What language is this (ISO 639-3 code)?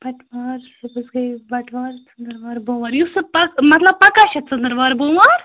kas